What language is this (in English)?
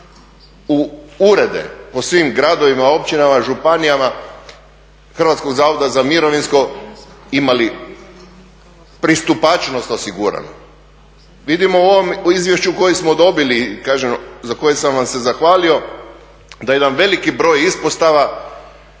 Croatian